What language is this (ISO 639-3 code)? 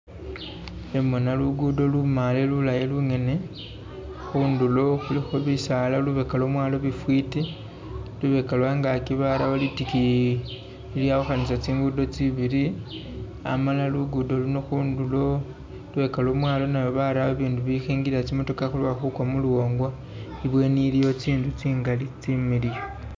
myx